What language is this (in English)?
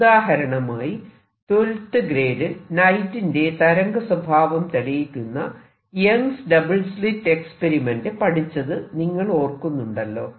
Malayalam